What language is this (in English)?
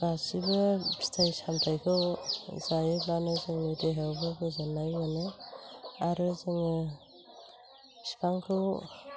Bodo